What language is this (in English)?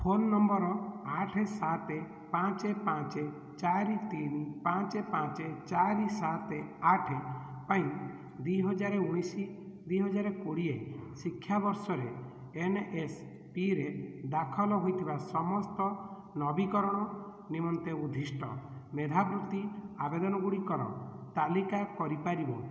Odia